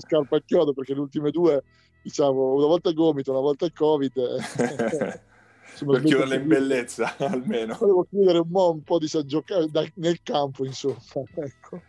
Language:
Italian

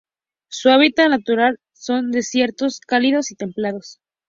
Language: Spanish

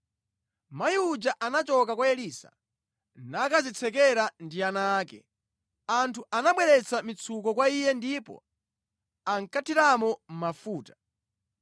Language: Nyanja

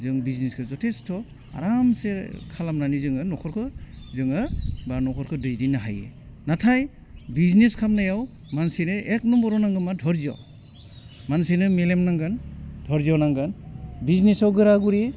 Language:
Bodo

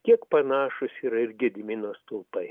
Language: Lithuanian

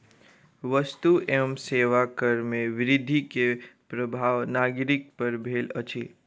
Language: Maithili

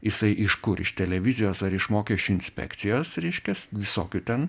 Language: Lithuanian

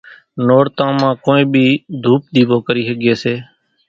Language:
Kachi Koli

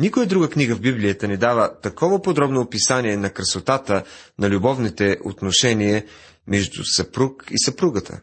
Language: Bulgarian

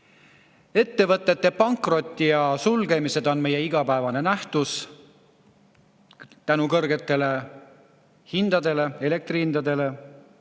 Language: Estonian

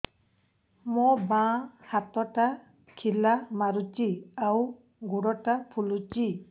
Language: Odia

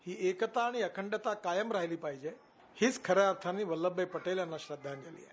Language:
Marathi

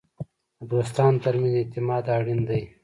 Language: Pashto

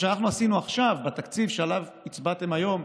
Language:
Hebrew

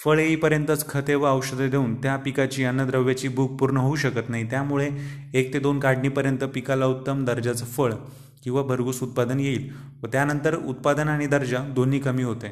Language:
Marathi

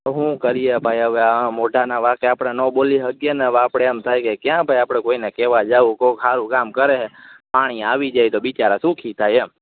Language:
Gujarati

